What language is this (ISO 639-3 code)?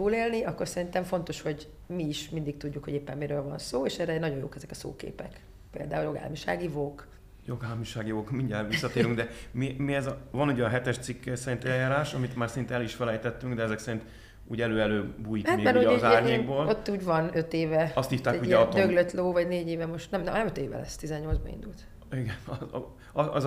hun